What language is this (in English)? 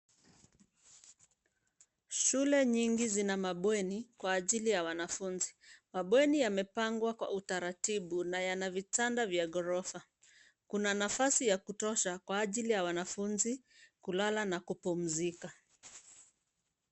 Swahili